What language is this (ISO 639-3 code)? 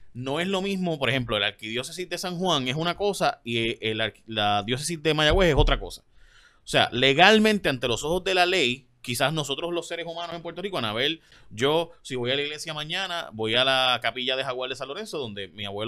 spa